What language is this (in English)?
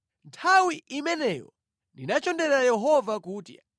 Nyanja